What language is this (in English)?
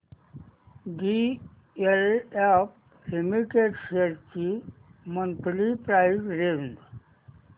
Marathi